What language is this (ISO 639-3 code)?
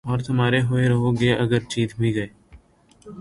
urd